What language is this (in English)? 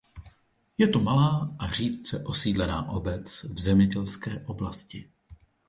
Czech